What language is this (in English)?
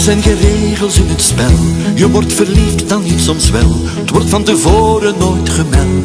Dutch